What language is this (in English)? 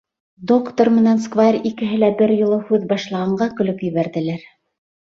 Bashkir